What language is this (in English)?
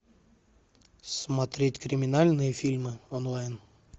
Russian